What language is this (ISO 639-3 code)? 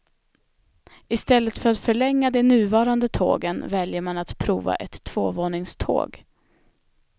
swe